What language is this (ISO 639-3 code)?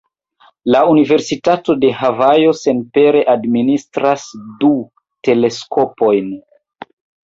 epo